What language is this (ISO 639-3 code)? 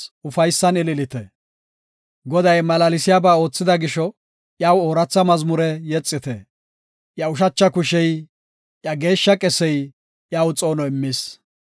gof